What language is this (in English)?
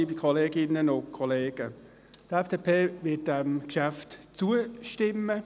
Swiss German